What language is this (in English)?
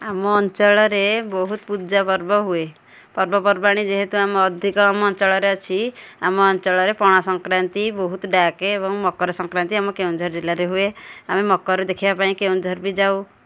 Odia